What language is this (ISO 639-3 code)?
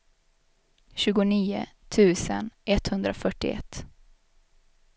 swe